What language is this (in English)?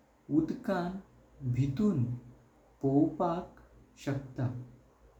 Konkani